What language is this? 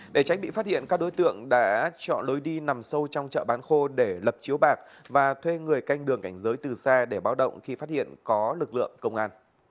Vietnamese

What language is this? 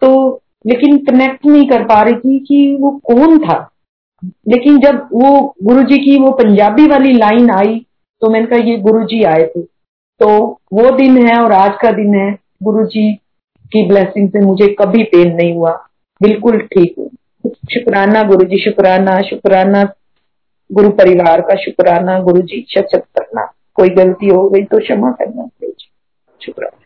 Hindi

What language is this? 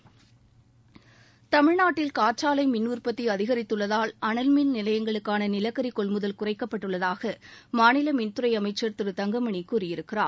Tamil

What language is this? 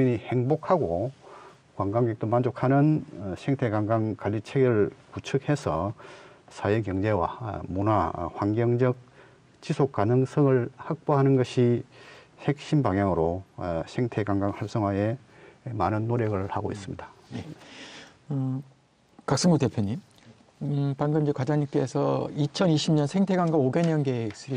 Korean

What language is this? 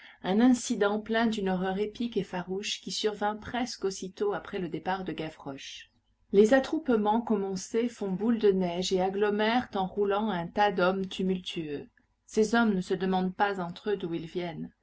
French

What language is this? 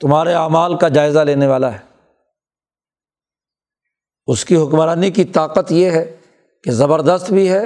Urdu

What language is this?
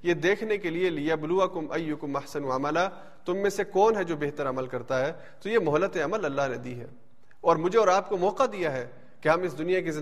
Urdu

